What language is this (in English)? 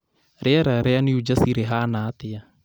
Kikuyu